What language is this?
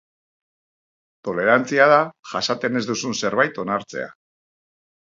Basque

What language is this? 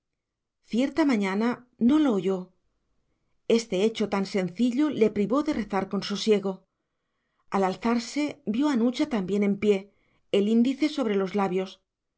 Spanish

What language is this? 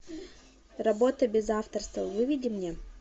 Russian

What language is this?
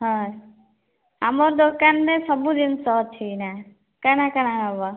Odia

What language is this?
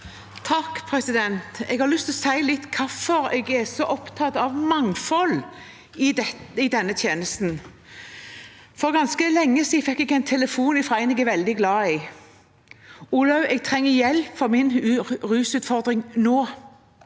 Norwegian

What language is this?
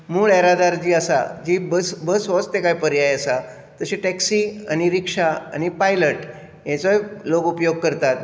Konkani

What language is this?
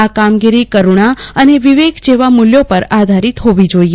Gujarati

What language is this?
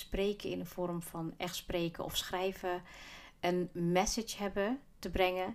Dutch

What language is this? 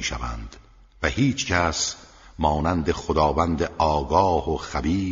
Persian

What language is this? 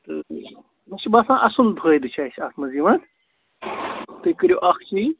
Kashmiri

